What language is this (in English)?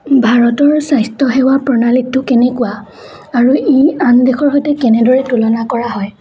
Assamese